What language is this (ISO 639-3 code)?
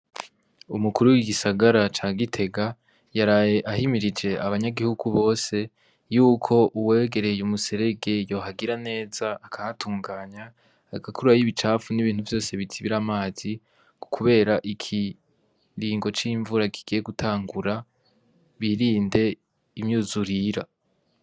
run